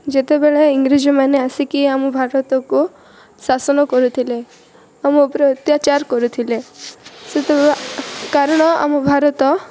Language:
Odia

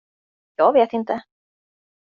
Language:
Swedish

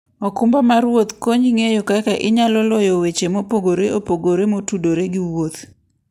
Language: Luo (Kenya and Tanzania)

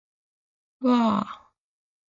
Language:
Japanese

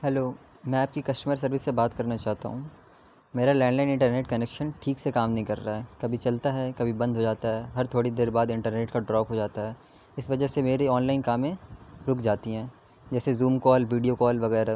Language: Urdu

